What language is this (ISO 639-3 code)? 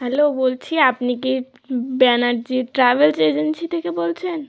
ben